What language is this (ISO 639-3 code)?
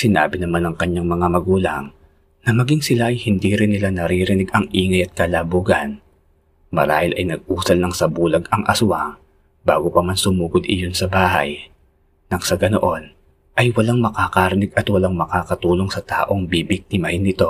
fil